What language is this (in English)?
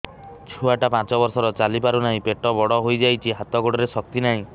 Odia